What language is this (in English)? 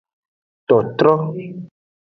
Aja (Benin)